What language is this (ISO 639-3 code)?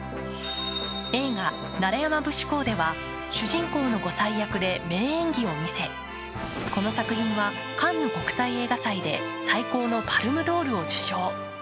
jpn